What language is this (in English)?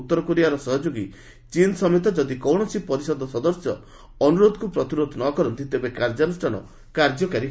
Odia